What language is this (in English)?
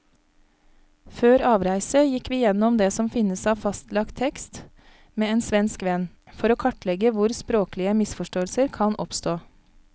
Norwegian